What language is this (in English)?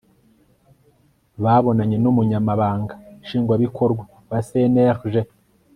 Kinyarwanda